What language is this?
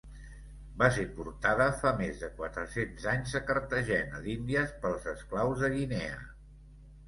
Catalan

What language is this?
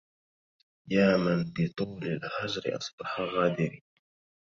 Arabic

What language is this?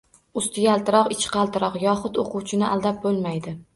Uzbek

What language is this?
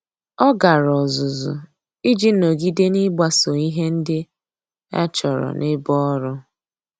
Igbo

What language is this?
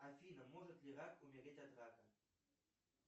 Russian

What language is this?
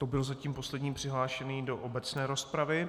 Czech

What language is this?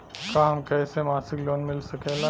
Bhojpuri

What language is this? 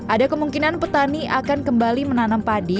Indonesian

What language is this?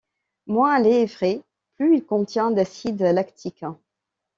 French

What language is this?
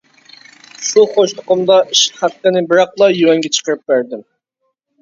Uyghur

